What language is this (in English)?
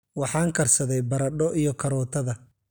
Somali